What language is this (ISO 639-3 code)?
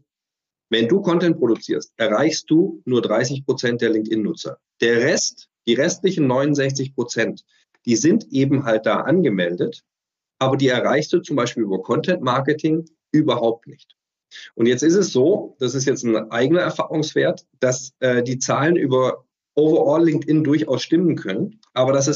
deu